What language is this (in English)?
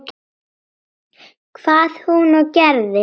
Icelandic